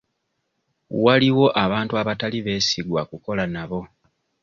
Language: Ganda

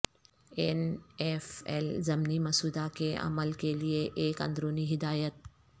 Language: Urdu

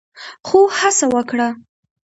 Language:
Pashto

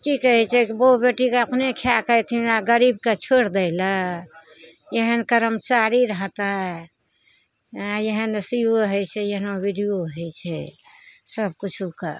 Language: Maithili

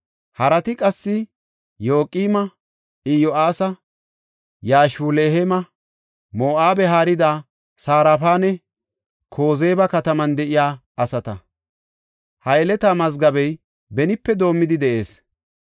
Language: Gofa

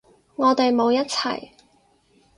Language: Cantonese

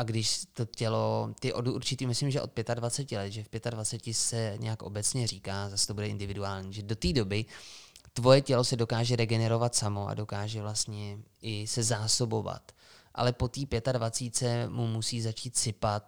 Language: Czech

